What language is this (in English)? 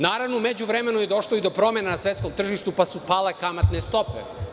Serbian